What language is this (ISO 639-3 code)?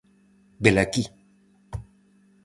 glg